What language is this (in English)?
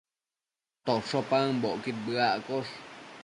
Matsés